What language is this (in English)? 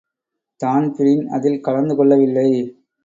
Tamil